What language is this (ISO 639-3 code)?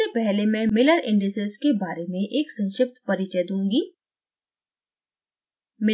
hin